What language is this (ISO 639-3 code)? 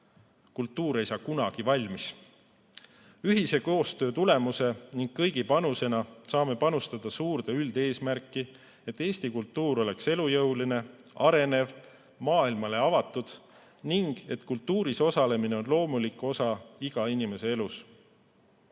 est